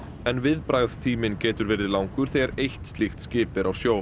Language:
Icelandic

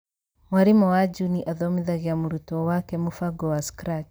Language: Kikuyu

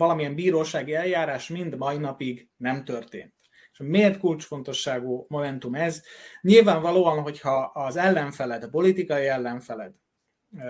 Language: Hungarian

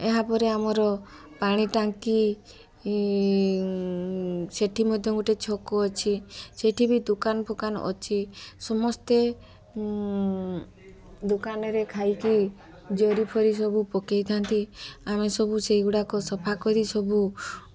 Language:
Odia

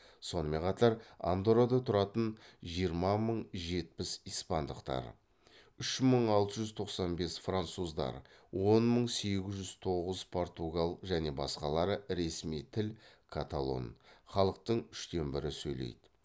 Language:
Kazakh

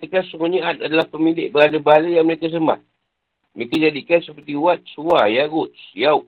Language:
Malay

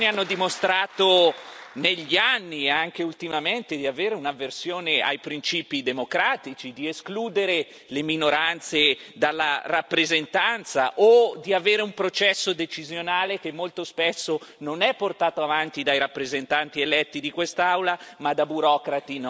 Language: Italian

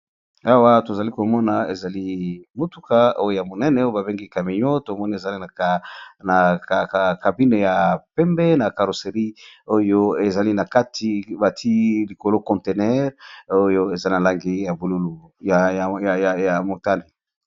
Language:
Lingala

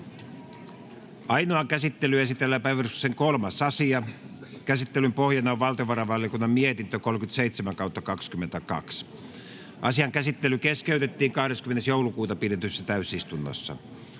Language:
Finnish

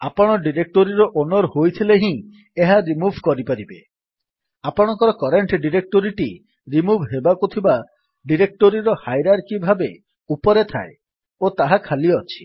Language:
Odia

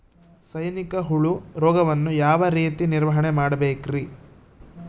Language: Kannada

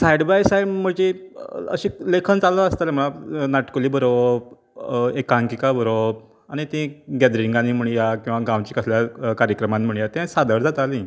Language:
Konkani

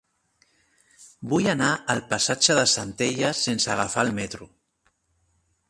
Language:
Catalan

